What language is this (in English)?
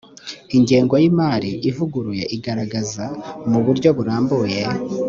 Kinyarwanda